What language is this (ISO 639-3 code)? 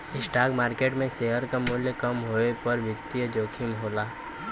bho